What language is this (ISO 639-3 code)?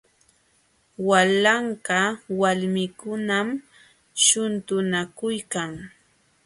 qxw